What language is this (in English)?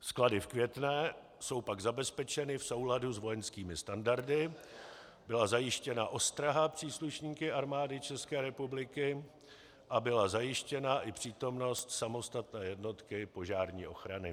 Czech